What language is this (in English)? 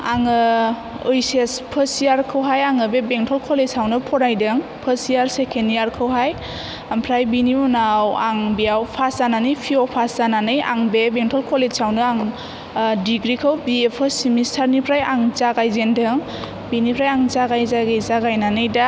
Bodo